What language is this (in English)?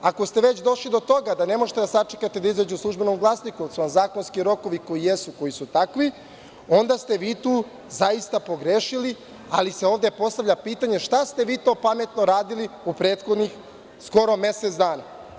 Serbian